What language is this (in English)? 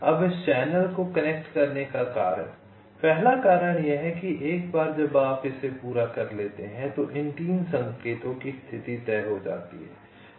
Hindi